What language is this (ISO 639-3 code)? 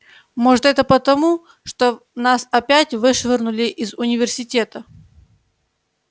rus